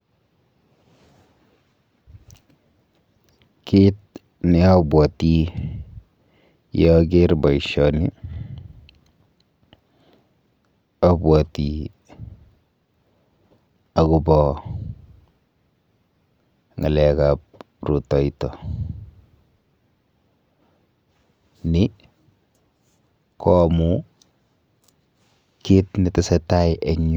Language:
Kalenjin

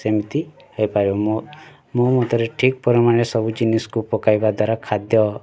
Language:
Odia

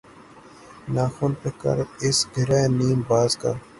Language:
Urdu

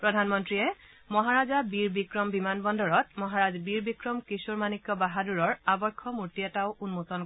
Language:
Assamese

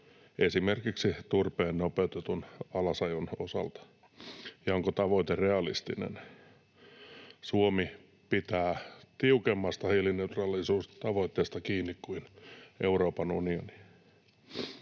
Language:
Finnish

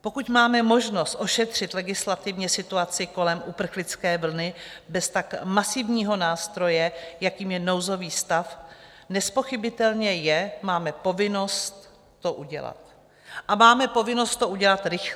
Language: Czech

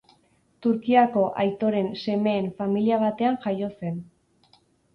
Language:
Basque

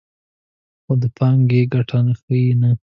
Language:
Pashto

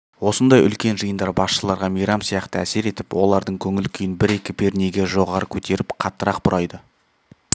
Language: Kazakh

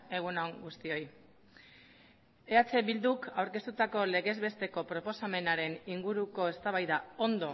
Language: Basque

